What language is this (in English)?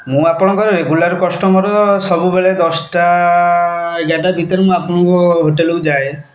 Odia